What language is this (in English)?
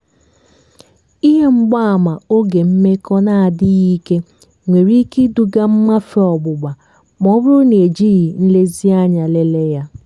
Igbo